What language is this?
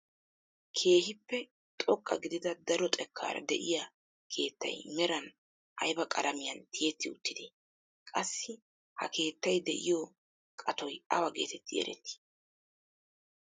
Wolaytta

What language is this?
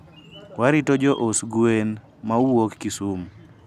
Luo (Kenya and Tanzania)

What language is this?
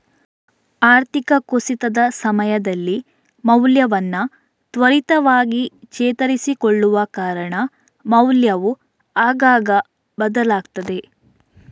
Kannada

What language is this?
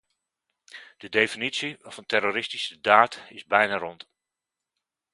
Dutch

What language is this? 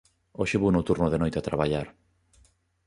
Galician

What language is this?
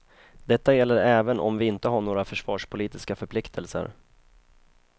Swedish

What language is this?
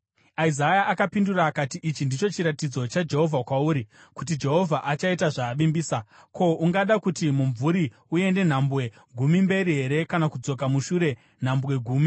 Shona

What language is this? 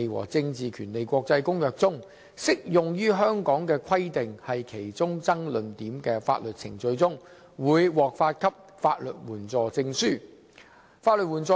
Cantonese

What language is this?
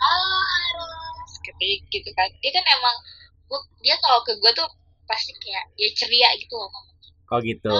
Indonesian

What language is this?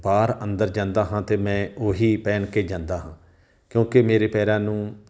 Punjabi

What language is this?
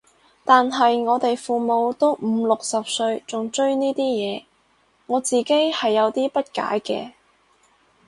Cantonese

